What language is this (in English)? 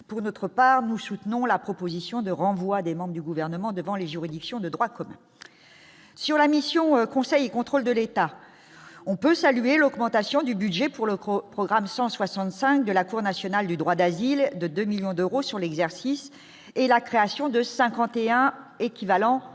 French